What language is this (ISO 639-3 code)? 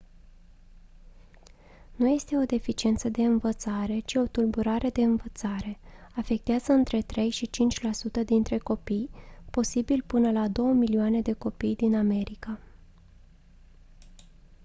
ron